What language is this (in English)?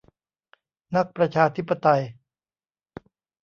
Thai